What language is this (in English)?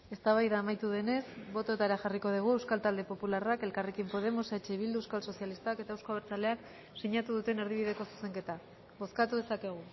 Basque